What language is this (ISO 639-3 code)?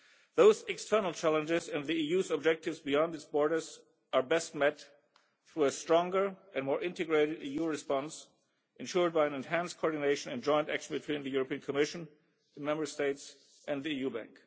eng